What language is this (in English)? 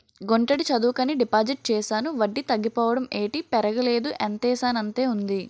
Telugu